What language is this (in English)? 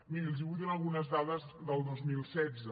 Catalan